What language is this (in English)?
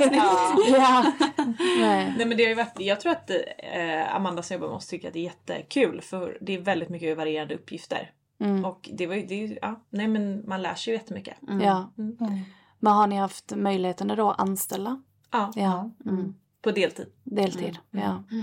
Swedish